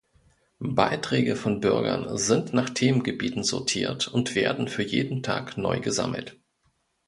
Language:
German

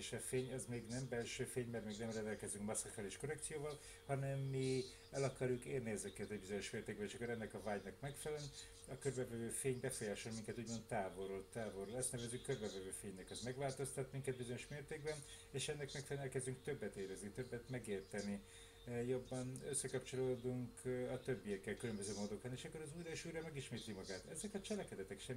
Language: Hungarian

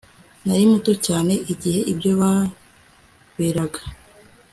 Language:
Kinyarwanda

